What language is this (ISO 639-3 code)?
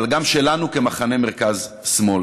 heb